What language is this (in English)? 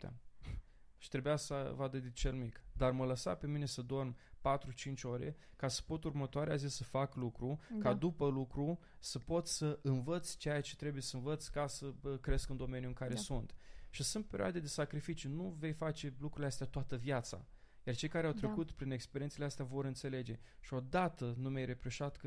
Romanian